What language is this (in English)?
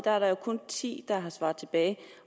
Danish